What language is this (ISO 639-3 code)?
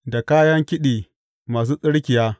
hau